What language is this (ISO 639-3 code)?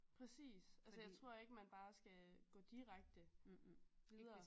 dan